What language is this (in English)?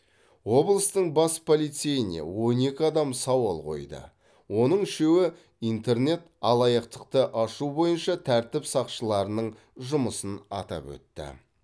Kazakh